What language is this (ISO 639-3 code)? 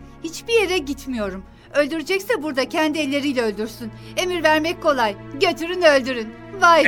tur